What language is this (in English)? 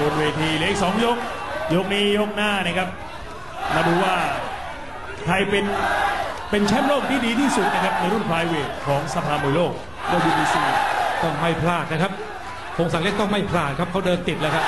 Thai